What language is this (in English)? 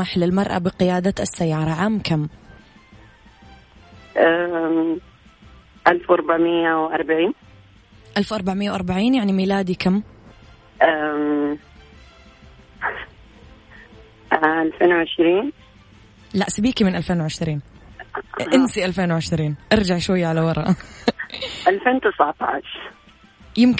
Arabic